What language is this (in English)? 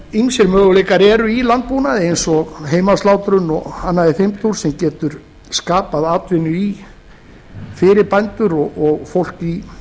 Icelandic